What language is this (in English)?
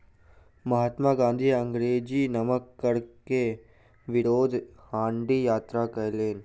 Maithili